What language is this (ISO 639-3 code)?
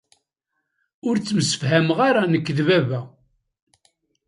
kab